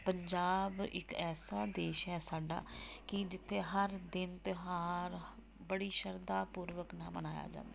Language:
Punjabi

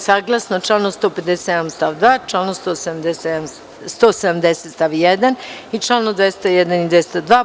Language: Serbian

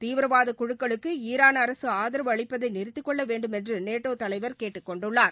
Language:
Tamil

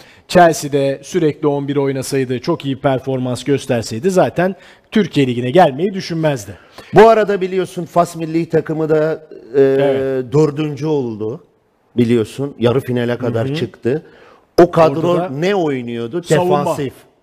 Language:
Turkish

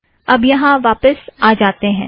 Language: Hindi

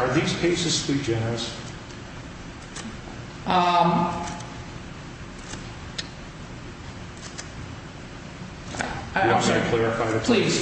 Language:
English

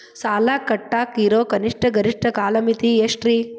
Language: Kannada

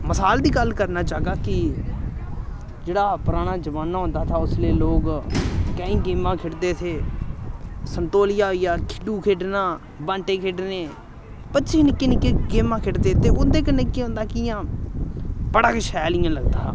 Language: Dogri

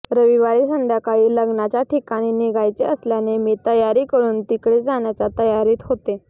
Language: Marathi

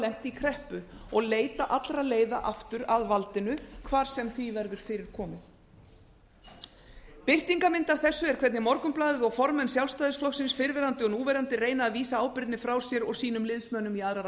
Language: Icelandic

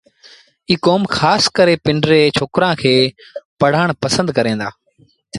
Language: Sindhi Bhil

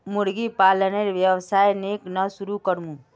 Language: Magahi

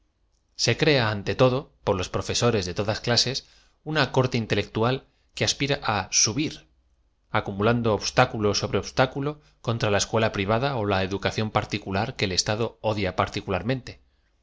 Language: Spanish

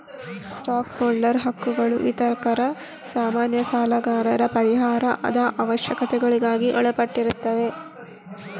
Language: Kannada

